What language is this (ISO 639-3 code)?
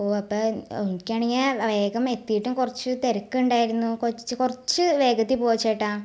mal